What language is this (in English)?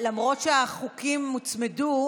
Hebrew